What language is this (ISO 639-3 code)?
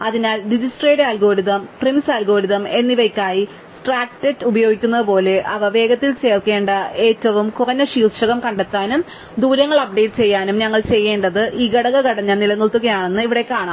mal